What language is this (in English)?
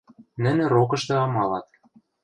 Western Mari